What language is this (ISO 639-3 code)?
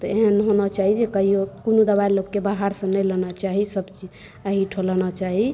mai